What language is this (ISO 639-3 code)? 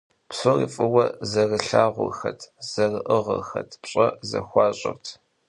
kbd